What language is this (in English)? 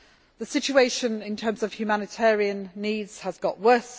English